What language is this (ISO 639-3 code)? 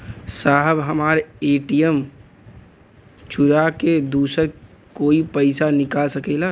bho